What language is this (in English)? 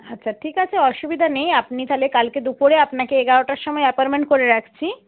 Bangla